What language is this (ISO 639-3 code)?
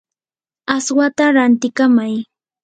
qur